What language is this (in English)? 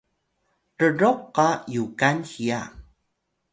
Atayal